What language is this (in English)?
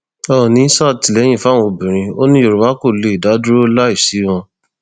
Yoruba